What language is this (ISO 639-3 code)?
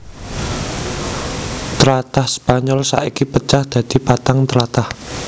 jav